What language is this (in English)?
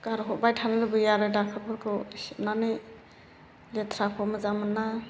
Bodo